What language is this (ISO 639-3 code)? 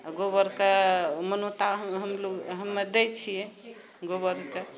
mai